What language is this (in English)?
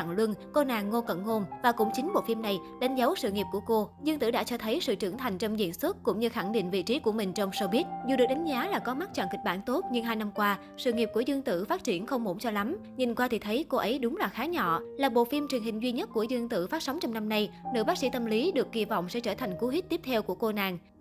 Vietnamese